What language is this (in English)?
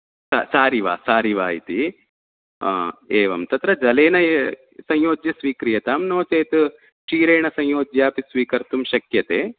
Sanskrit